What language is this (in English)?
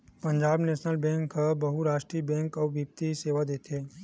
Chhattisgarhi